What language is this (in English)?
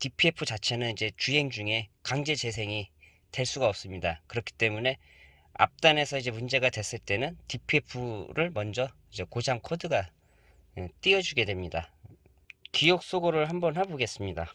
Korean